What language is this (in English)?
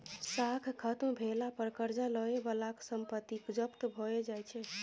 Maithili